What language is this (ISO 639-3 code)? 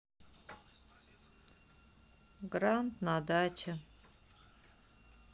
rus